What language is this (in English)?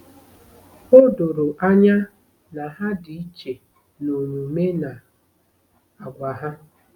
Igbo